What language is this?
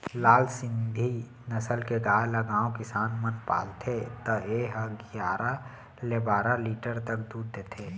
Chhattisgarhi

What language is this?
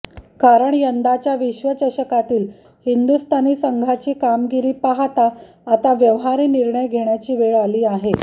Marathi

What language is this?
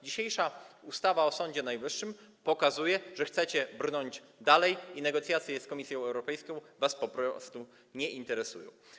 Polish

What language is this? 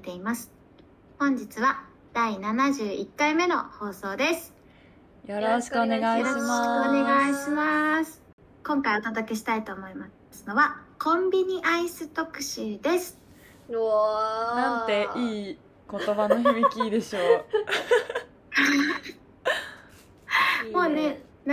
Japanese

